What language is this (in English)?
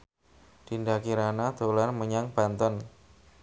Javanese